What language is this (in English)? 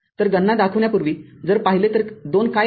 Marathi